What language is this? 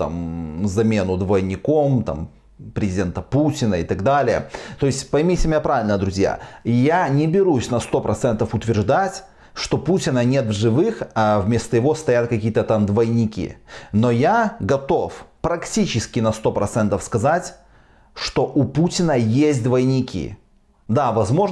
Russian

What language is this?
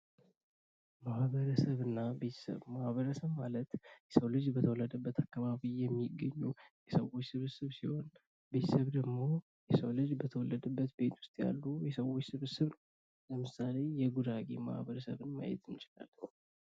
Amharic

